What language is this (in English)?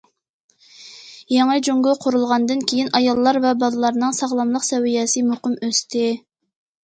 Uyghur